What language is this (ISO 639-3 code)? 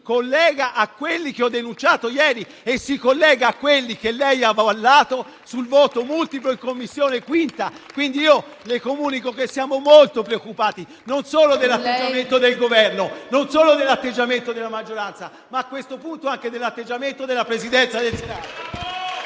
ita